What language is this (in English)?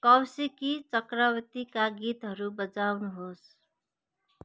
Nepali